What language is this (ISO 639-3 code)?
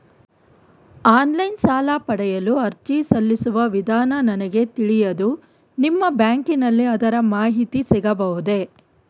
kan